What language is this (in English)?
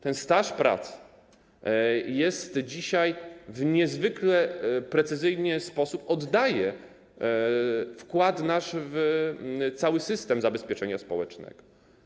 Polish